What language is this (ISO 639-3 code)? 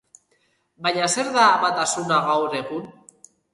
eus